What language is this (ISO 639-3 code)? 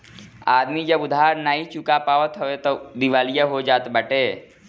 bho